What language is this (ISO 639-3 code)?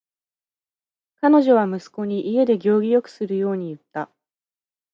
jpn